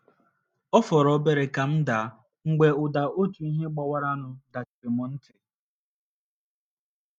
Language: Igbo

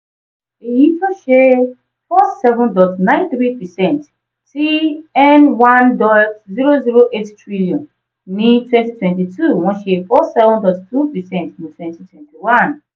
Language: Yoruba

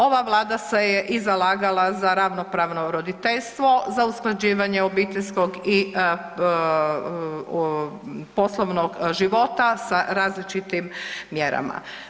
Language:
Croatian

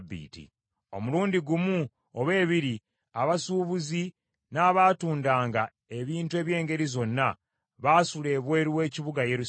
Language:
Ganda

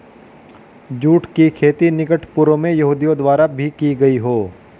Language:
Hindi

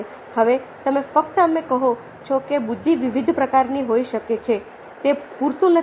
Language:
Gujarati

